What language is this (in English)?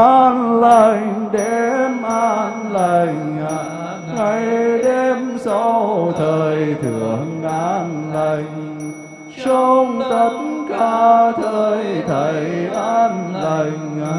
Vietnamese